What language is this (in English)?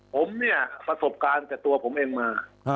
Thai